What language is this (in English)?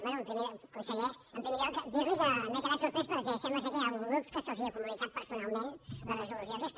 Catalan